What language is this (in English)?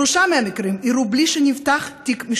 Hebrew